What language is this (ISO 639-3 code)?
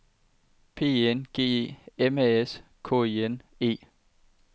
dan